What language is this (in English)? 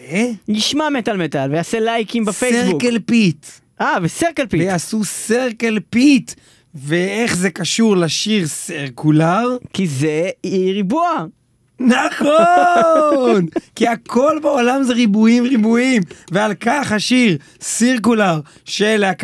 Hebrew